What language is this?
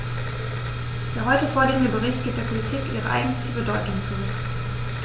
German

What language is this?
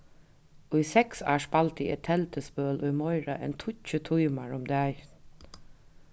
Faroese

